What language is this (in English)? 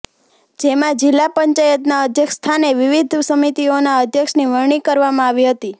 Gujarati